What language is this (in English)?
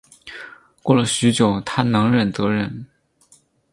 Chinese